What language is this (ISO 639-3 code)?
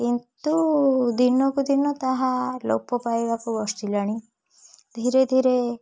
ori